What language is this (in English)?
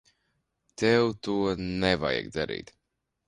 Latvian